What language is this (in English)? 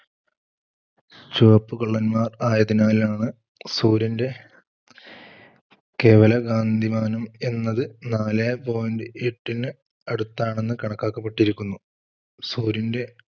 Malayalam